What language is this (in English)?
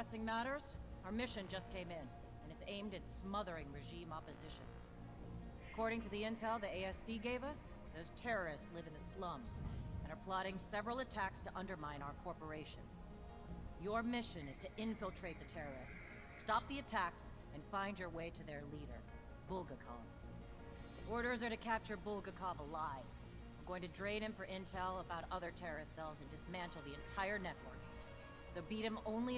Polish